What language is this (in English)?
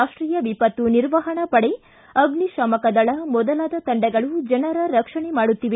Kannada